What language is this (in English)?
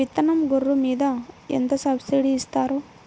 Telugu